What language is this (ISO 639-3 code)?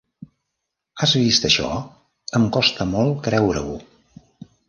cat